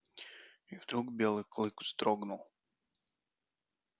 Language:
Russian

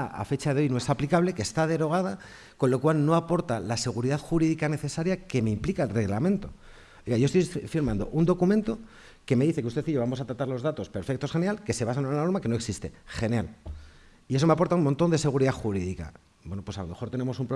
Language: Spanish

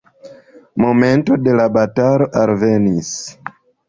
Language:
Esperanto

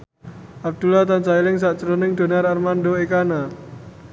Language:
Javanese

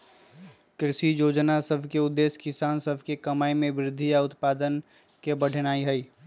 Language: Magahi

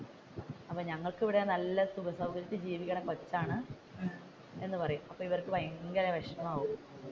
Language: Malayalam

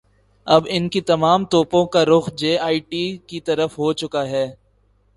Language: Urdu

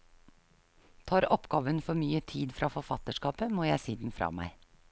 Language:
Norwegian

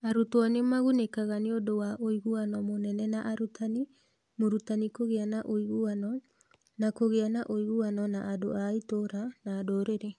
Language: Kikuyu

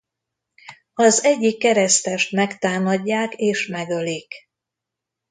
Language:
Hungarian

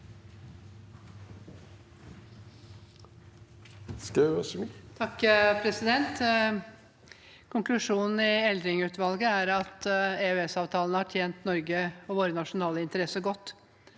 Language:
Norwegian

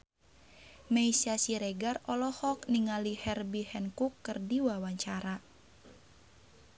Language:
Sundanese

